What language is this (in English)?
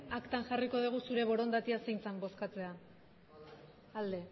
Basque